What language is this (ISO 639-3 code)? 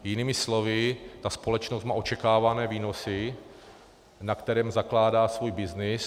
ces